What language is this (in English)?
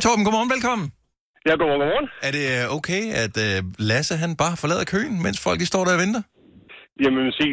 Danish